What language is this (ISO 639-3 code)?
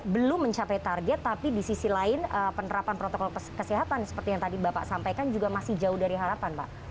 ind